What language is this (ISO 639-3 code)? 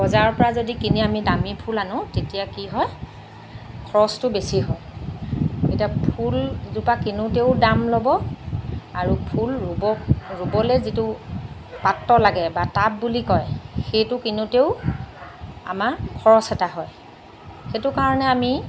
asm